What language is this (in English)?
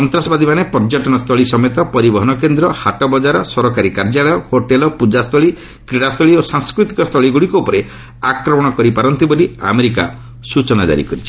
Odia